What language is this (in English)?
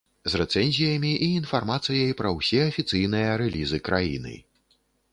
Belarusian